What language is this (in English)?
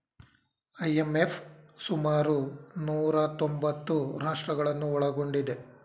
Kannada